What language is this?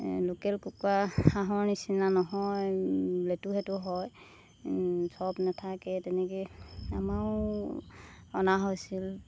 Assamese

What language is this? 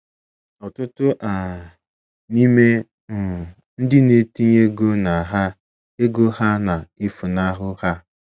Igbo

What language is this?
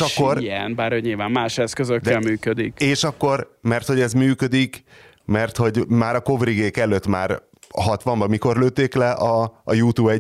Hungarian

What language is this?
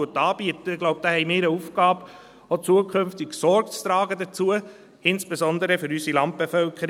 Swiss German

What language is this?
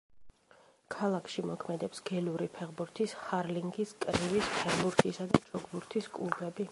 Georgian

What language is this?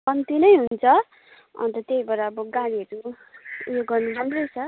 Nepali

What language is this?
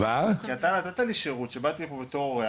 Hebrew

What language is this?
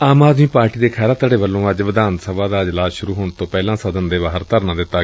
Punjabi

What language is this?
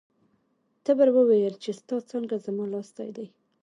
Pashto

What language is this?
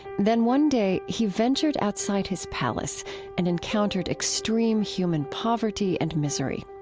English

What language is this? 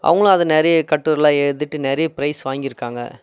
Tamil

